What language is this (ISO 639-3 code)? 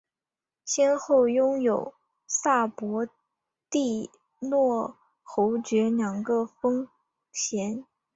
zho